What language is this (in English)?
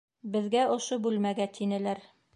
Bashkir